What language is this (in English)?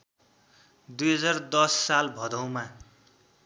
Nepali